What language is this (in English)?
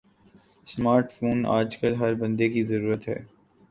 Urdu